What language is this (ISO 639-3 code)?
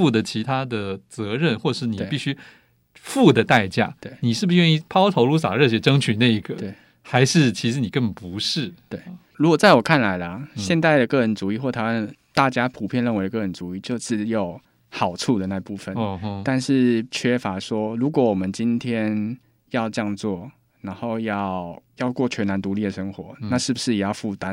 zho